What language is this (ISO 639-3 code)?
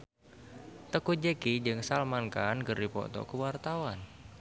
sun